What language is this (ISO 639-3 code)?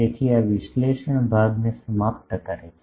guj